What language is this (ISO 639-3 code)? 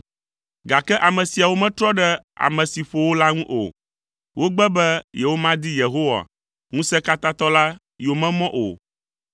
ewe